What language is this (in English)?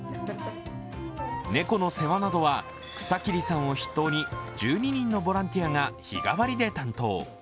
Japanese